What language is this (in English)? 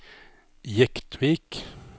Norwegian